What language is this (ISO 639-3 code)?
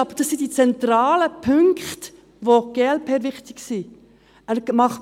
gsw